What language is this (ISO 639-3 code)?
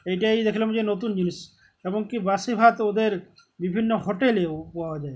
ben